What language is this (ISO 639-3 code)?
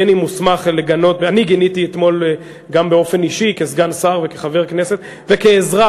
heb